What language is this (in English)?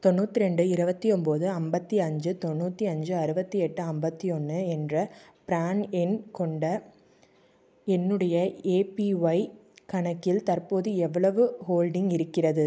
Tamil